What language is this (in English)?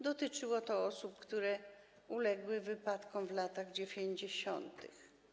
Polish